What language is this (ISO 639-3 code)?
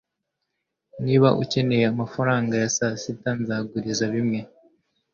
kin